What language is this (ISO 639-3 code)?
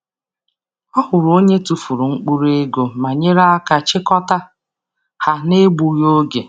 ibo